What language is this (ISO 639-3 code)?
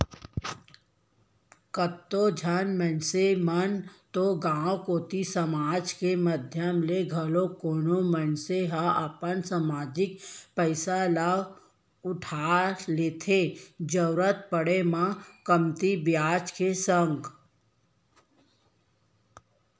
hne